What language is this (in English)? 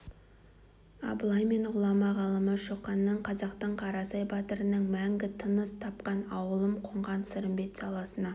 Kazakh